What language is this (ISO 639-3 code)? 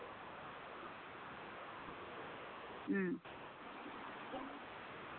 sat